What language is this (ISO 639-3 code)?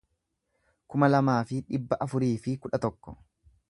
orm